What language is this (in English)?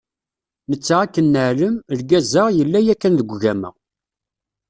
Kabyle